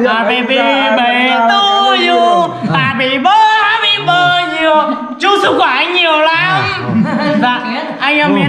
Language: Vietnamese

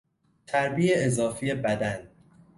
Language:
Persian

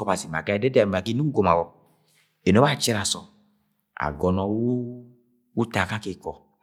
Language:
Agwagwune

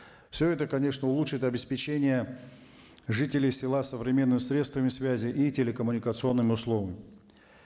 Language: Kazakh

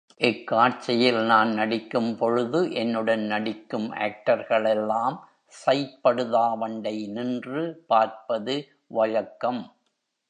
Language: Tamil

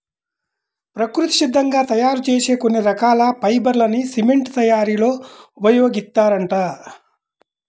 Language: Telugu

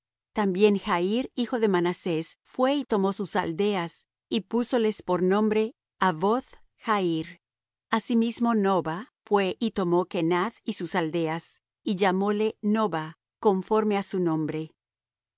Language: Spanish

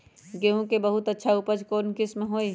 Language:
Magahi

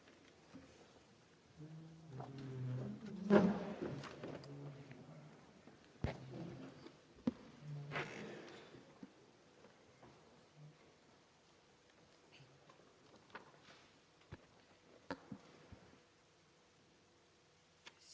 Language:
Italian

